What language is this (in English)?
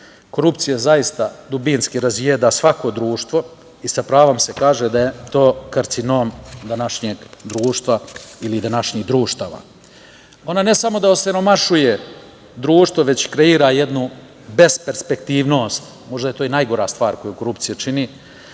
Serbian